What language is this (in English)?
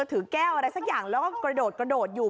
Thai